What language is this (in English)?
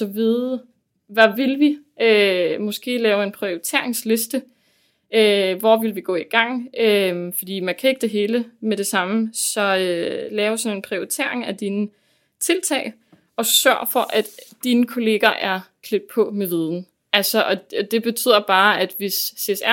Danish